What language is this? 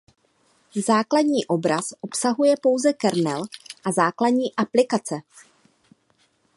Czech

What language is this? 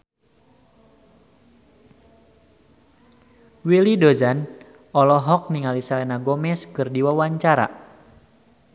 Sundanese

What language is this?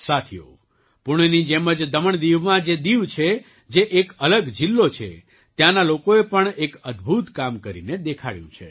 Gujarati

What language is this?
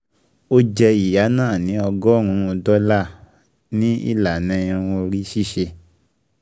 Yoruba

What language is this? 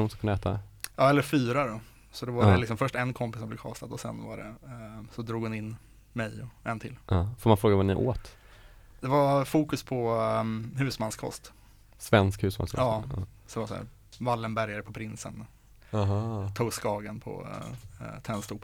Swedish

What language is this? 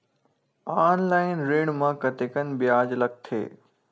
Chhattisgarhi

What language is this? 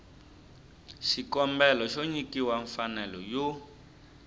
Tsonga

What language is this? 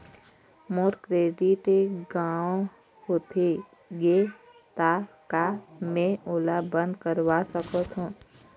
Chhattisgarhi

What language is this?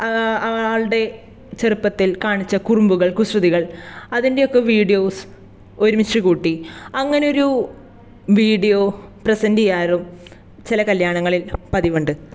Malayalam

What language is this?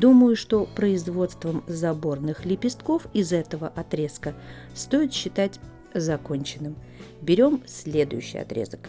Russian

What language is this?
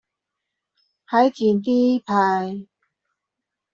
Chinese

